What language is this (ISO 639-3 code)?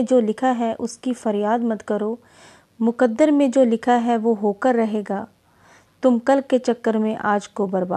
hin